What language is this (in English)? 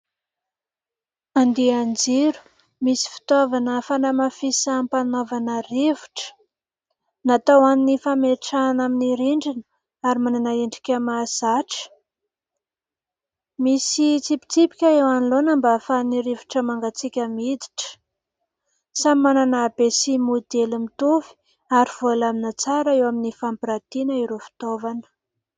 Malagasy